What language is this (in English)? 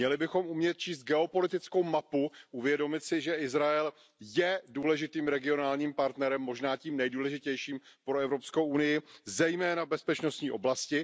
Czech